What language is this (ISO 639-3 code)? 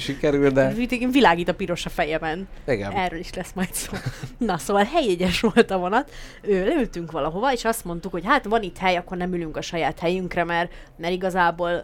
hun